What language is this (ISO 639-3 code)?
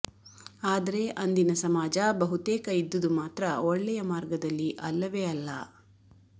kan